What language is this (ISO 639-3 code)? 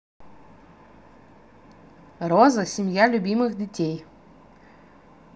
rus